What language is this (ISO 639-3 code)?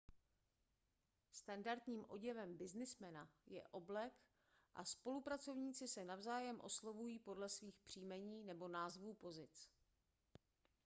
ces